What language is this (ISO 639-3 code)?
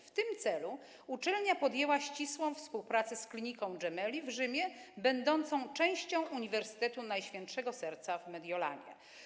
pol